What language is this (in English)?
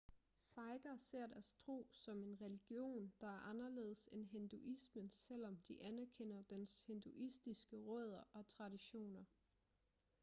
Danish